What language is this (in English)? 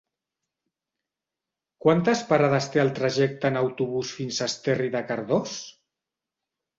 Catalan